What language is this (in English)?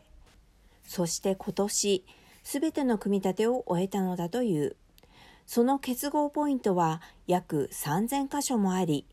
Japanese